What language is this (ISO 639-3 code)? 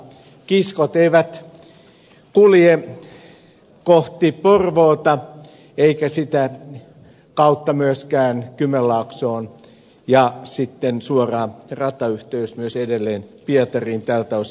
fin